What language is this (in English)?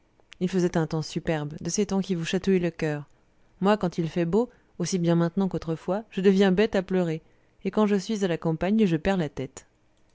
French